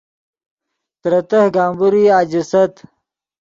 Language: Yidgha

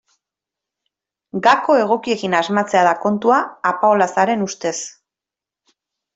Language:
Basque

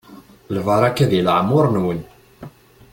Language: Kabyle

